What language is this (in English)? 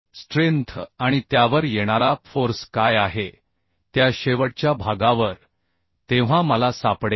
Marathi